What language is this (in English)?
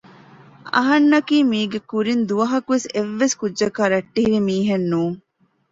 Divehi